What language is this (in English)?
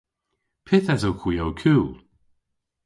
Cornish